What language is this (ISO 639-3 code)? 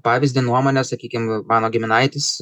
lit